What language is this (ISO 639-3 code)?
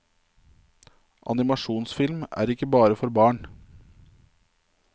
nor